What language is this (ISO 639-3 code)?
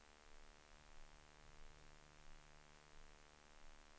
swe